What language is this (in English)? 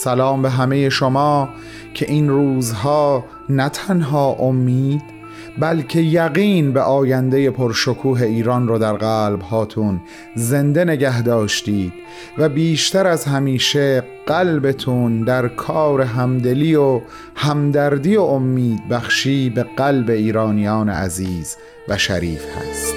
Persian